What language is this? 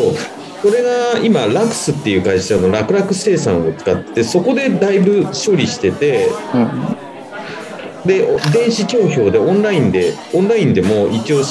Japanese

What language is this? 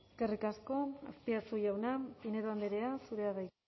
Basque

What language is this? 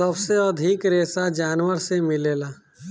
Bhojpuri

